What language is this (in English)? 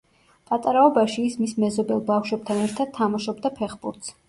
Georgian